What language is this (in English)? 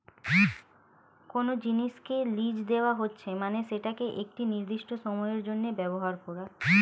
Bangla